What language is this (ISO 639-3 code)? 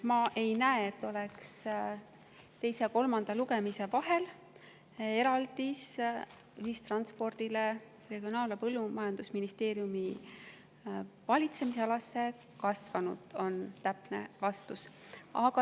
est